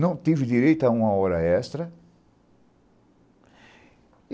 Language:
Portuguese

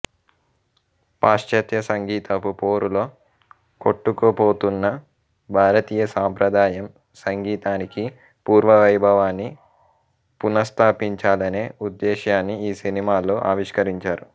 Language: Telugu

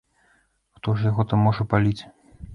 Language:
Belarusian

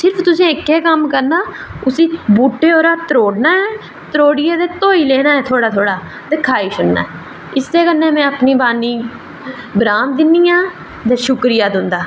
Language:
Dogri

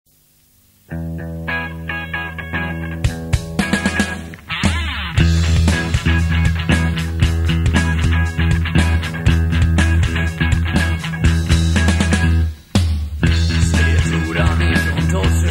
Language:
Korean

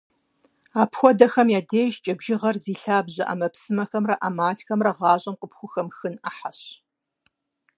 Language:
Kabardian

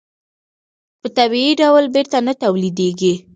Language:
Pashto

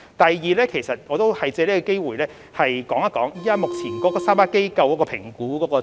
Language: Cantonese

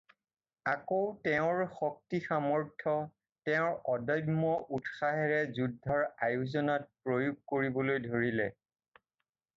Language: Assamese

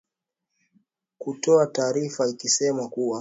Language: Swahili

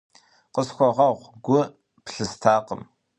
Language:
Kabardian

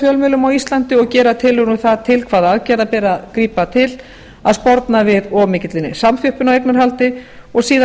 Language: Icelandic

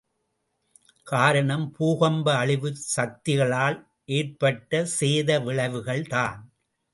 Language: Tamil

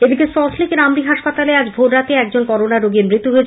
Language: Bangla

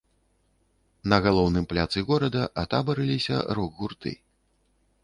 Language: Belarusian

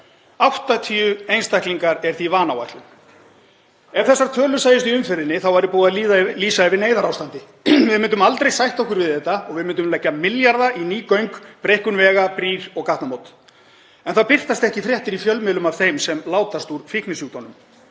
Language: Icelandic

